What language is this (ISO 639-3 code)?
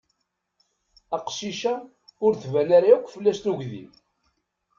kab